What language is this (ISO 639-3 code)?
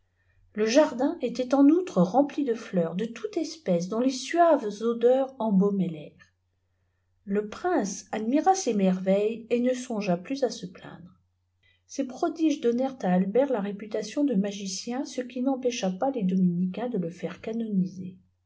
fra